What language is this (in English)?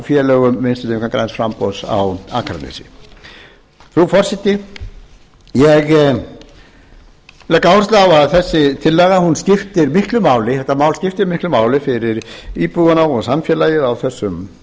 Icelandic